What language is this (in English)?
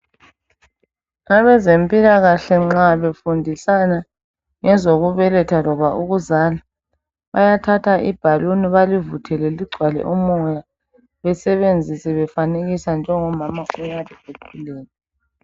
North Ndebele